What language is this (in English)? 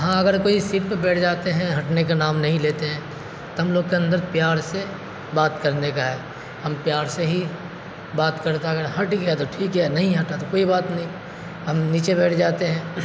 Urdu